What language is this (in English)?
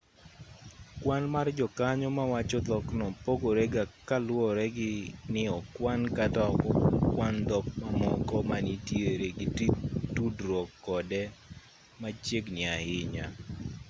Luo (Kenya and Tanzania)